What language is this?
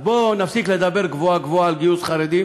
Hebrew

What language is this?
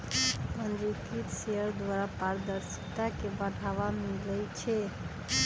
Magahi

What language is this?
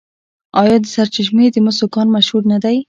Pashto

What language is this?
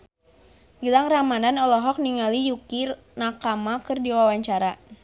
Sundanese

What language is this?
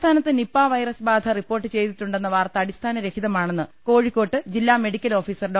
Malayalam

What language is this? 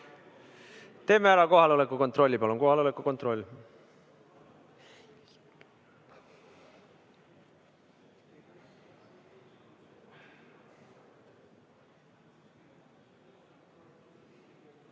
Estonian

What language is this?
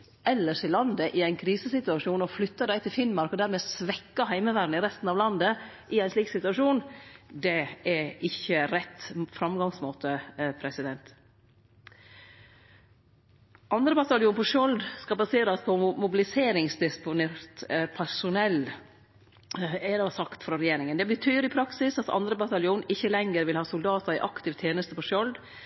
Norwegian Nynorsk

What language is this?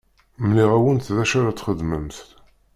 Kabyle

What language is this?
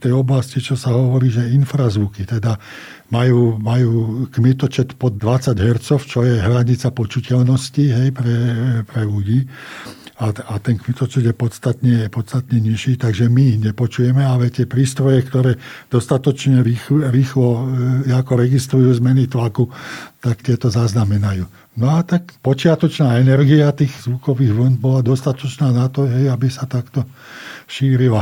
Slovak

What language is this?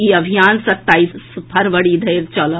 Maithili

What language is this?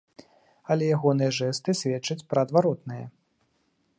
Belarusian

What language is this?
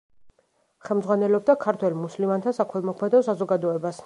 Georgian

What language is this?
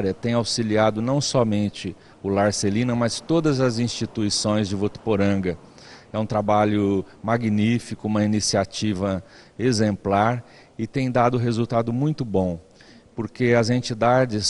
Portuguese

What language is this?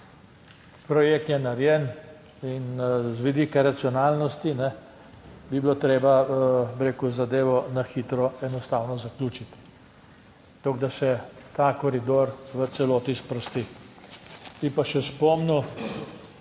Slovenian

